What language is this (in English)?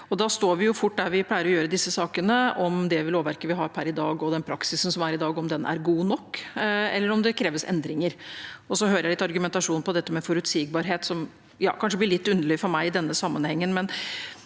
Norwegian